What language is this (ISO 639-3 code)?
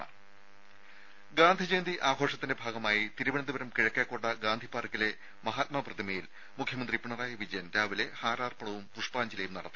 mal